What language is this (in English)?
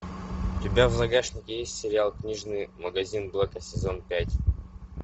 Russian